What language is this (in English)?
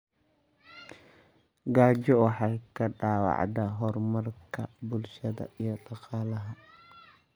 Somali